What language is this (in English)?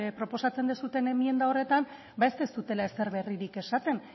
Basque